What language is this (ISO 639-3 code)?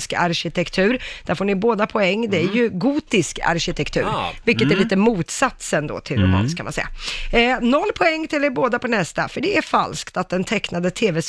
swe